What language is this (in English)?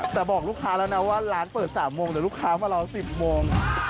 Thai